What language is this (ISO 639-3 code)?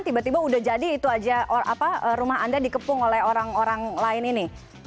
ind